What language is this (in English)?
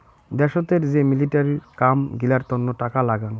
Bangla